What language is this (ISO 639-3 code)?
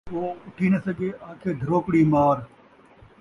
skr